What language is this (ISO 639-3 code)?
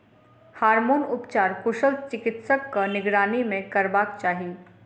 mai